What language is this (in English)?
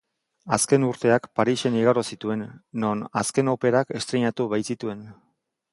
Basque